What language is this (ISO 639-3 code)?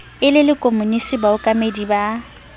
sot